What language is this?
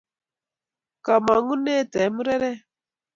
Kalenjin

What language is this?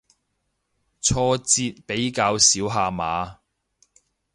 Cantonese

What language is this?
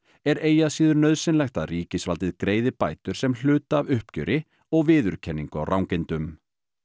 Icelandic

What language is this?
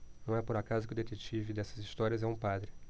Portuguese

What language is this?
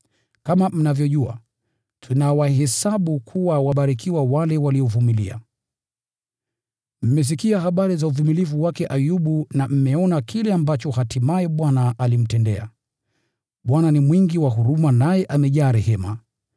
Swahili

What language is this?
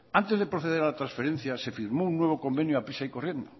Spanish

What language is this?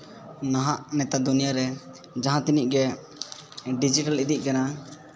Santali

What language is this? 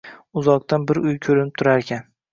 Uzbek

